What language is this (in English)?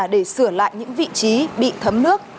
Vietnamese